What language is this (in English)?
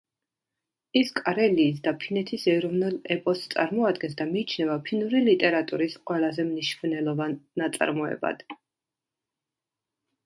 Georgian